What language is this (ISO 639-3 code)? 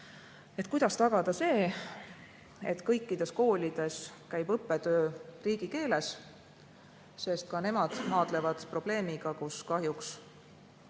est